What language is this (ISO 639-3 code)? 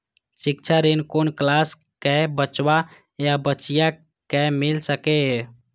mai